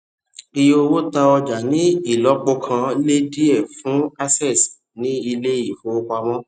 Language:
Yoruba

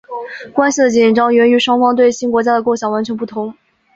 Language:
Chinese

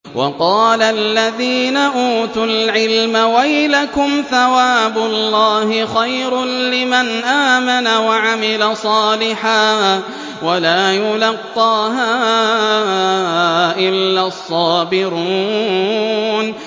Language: Arabic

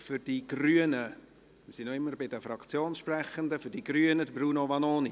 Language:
Swiss German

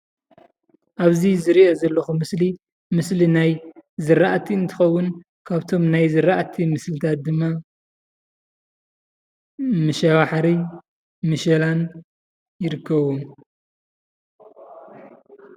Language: Tigrinya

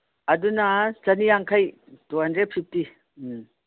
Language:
Manipuri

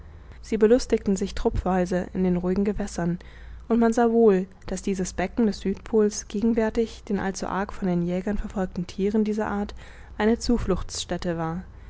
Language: German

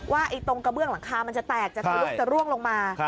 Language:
Thai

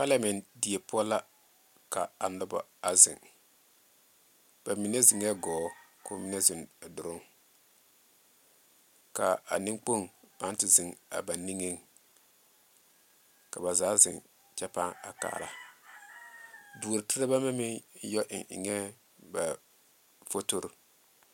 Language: Southern Dagaare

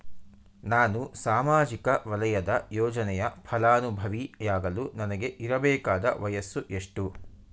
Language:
Kannada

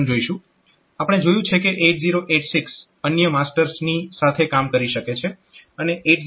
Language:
Gujarati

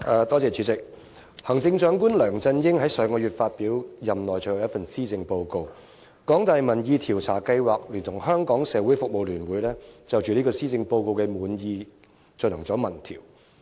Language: Cantonese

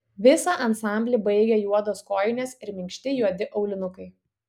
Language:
Lithuanian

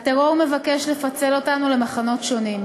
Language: Hebrew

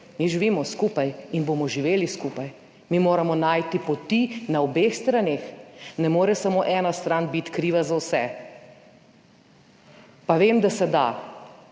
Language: Slovenian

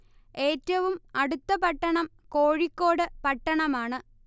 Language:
Malayalam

